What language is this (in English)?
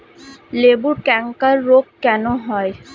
Bangla